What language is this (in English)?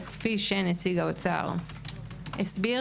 Hebrew